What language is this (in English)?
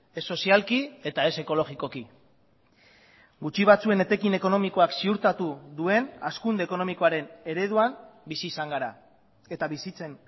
Basque